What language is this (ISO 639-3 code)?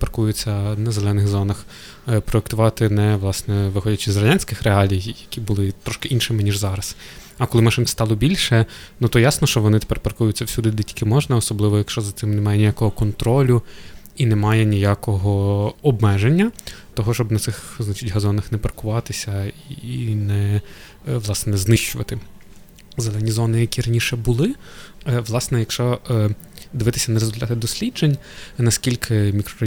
ukr